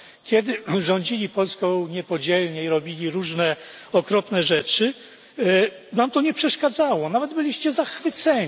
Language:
Polish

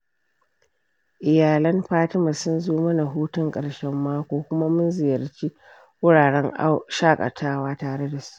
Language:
Hausa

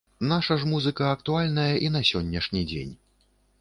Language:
Belarusian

